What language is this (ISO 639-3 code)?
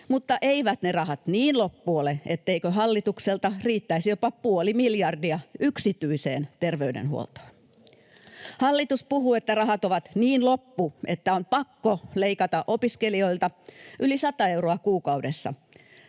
fin